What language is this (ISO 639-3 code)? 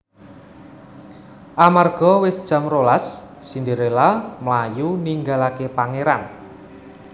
jav